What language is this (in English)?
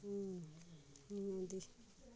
Dogri